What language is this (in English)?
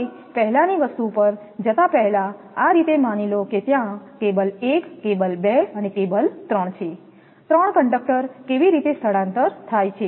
Gujarati